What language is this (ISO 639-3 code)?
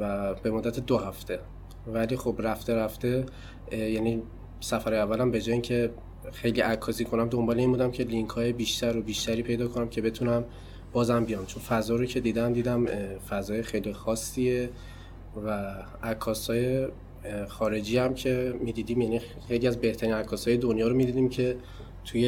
fas